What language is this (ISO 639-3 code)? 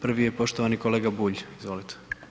hrv